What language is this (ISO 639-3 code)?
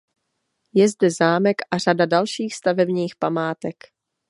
ces